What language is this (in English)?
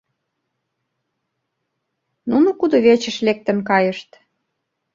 Mari